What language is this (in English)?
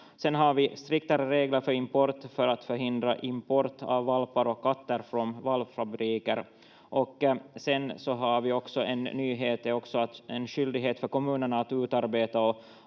Finnish